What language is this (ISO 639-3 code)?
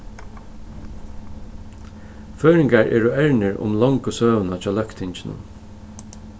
fao